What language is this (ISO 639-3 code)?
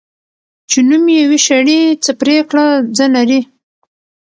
pus